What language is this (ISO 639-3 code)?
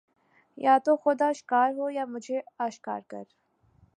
urd